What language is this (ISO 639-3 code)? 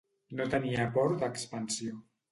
cat